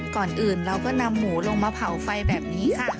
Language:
Thai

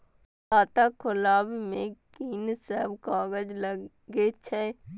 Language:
Maithili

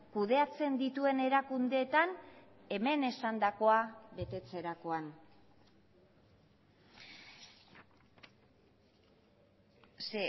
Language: Basque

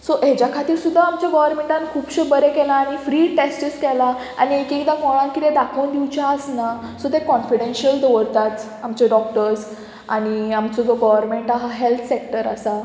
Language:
Konkani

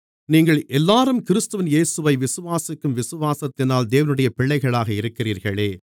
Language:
Tamil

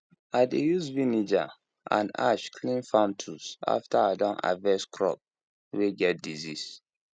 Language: Nigerian Pidgin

